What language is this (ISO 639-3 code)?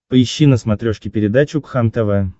rus